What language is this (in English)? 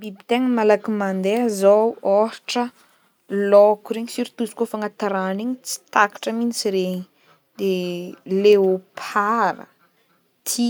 Northern Betsimisaraka Malagasy